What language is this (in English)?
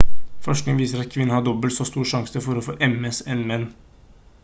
Norwegian Bokmål